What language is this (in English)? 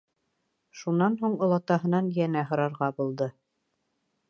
Bashkir